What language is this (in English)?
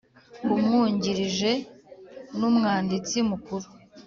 Kinyarwanda